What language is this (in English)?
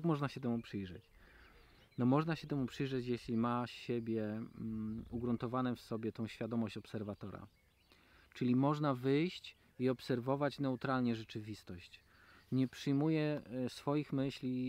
Polish